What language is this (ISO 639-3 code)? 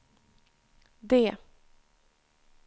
swe